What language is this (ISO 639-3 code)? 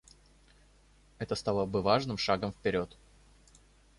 rus